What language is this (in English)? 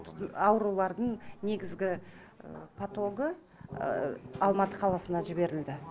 Kazakh